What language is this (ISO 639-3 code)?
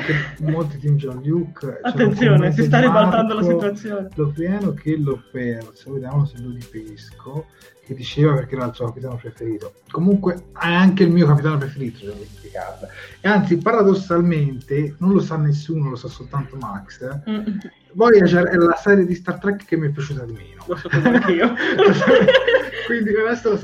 ita